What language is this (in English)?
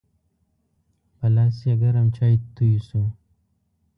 Pashto